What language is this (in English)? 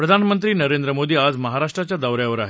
Marathi